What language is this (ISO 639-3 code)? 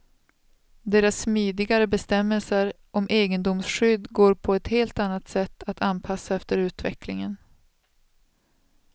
swe